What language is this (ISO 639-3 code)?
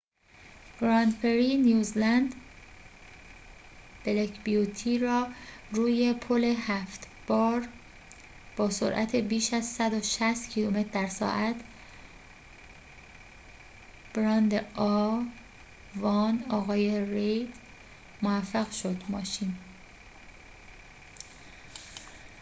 fas